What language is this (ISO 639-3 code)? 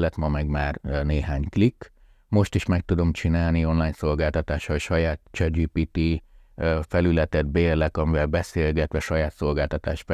hun